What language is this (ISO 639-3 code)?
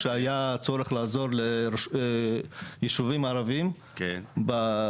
heb